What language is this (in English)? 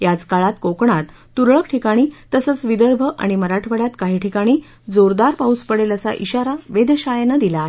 Marathi